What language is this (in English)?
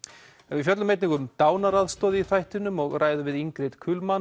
Icelandic